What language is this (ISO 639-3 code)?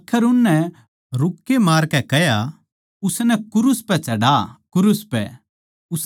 bgc